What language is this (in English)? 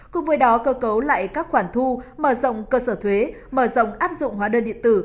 Vietnamese